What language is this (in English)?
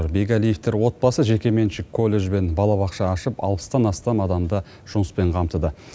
Kazakh